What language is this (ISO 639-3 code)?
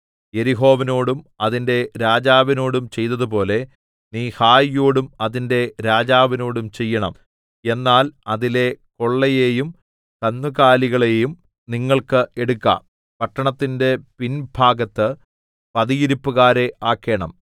mal